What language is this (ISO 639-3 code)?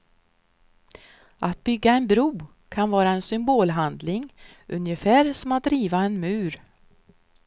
swe